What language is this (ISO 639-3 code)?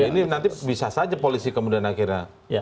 ind